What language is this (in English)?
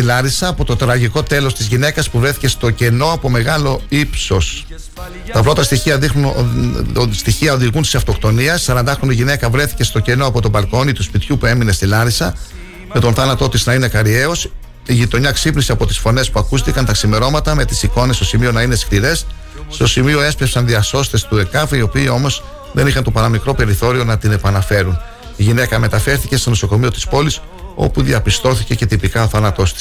Greek